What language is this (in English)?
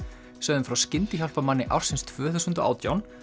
Icelandic